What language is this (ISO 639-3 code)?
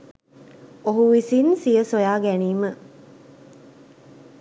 sin